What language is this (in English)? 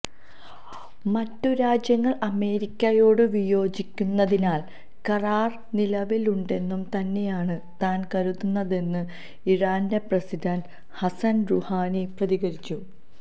Malayalam